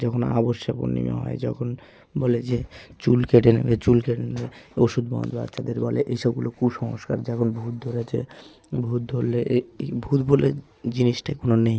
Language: Bangla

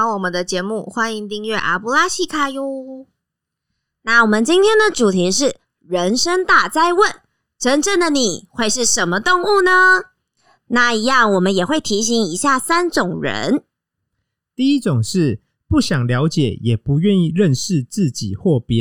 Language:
Chinese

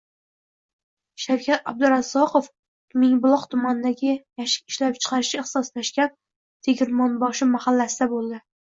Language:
Uzbek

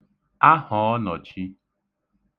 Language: Igbo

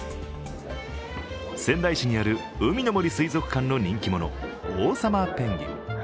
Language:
Japanese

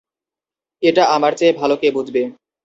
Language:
Bangla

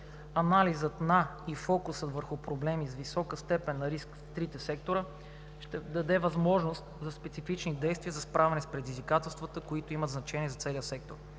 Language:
Bulgarian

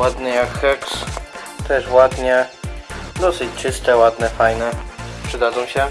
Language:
Polish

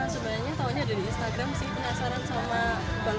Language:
Indonesian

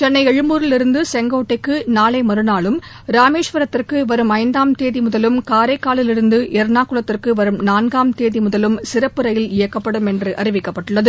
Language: Tamil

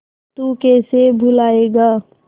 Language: Hindi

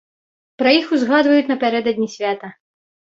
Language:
Belarusian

